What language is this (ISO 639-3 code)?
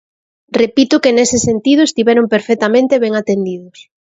glg